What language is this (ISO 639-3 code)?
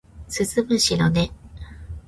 jpn